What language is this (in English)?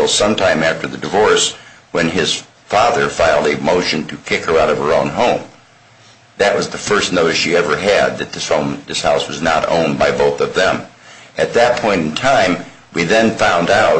English